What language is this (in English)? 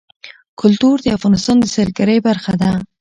Pashto